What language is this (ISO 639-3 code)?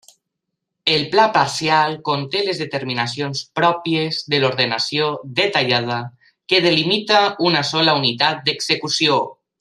cat